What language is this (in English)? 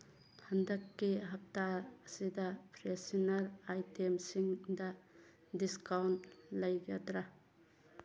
Manipuri